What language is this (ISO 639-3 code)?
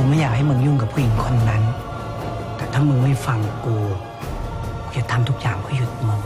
tha